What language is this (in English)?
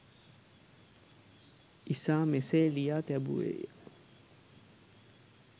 Sinhala